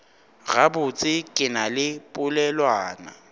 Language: Northern Sotho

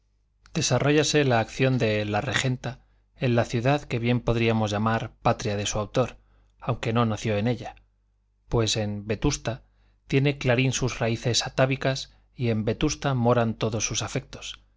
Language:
Spanish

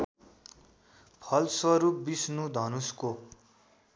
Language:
Nepali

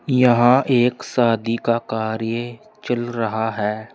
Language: Hindi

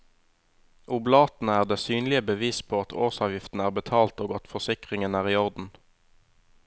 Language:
Norwegian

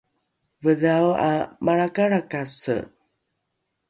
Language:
Rukai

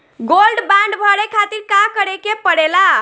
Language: Bhojpuri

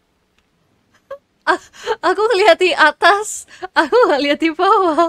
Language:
Indonesian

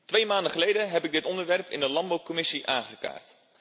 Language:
Dutch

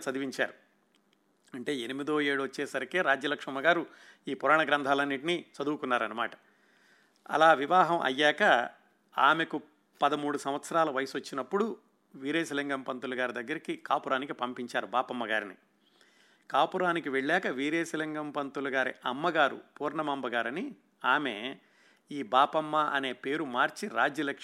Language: Telugu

